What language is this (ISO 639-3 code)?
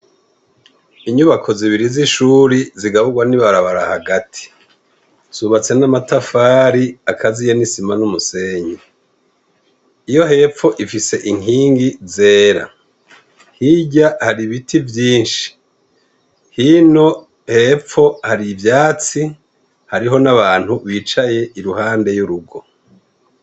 run